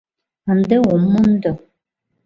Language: Mari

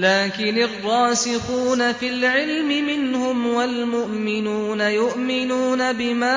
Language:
Arabic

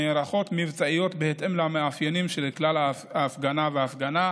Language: Hebrew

